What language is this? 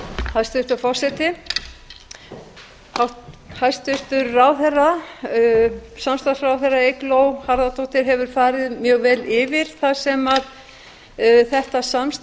Icelandic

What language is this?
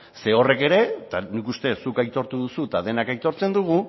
Basque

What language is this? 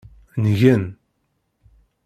Kabyle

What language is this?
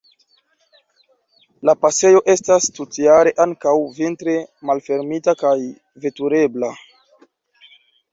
Esperanto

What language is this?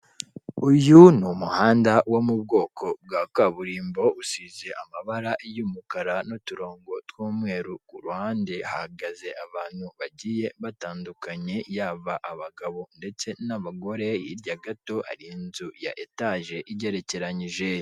Kinyarwanda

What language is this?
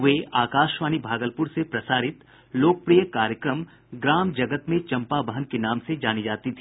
Hindi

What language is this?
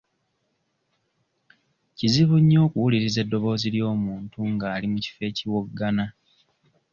Ganda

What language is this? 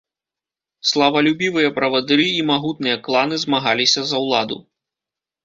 Belarusian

